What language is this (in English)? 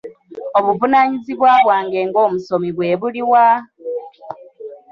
Ganda